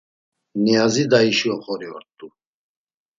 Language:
Laz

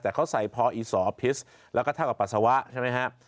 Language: Thai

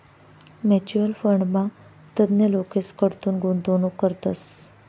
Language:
Marathi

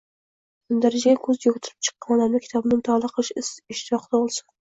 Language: Uzbek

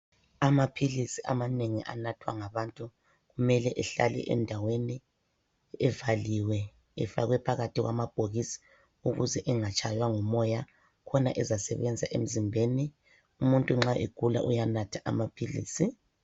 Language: North Ndebele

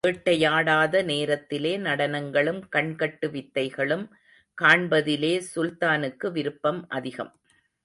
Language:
Tamil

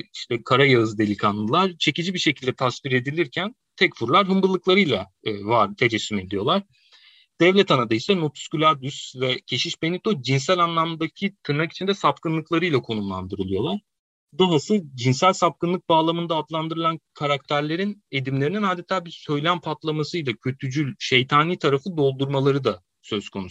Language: Turkish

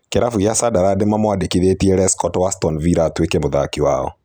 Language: Kikuyu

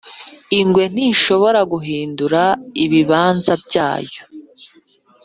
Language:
Kinyarwanda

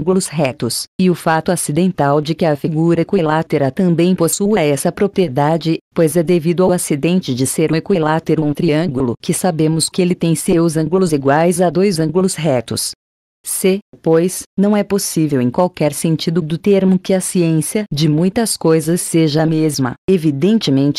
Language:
Portuguese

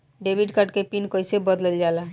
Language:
Bhojpuri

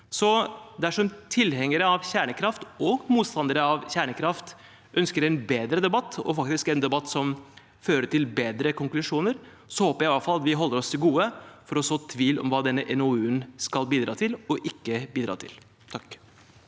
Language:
Norwegian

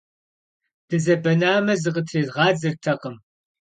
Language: Kabardian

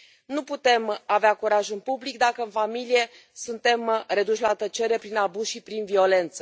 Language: Romanian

